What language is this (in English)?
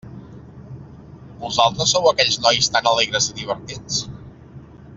Catalan